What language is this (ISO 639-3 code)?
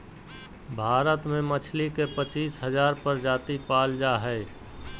mag